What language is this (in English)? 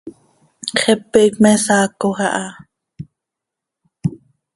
Seri